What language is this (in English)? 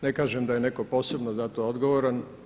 Croatian